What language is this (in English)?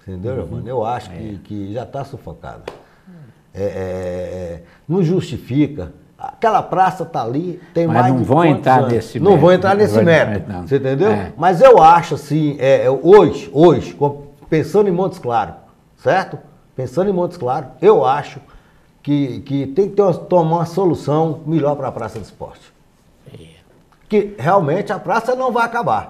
Portuguese